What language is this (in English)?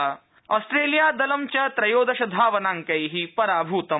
Sanskrit